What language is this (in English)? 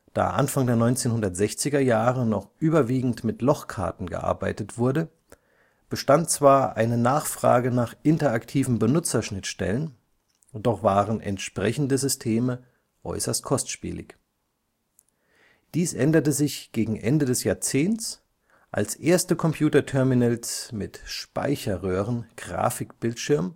German